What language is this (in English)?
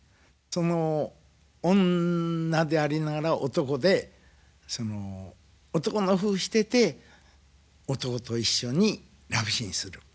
Japanese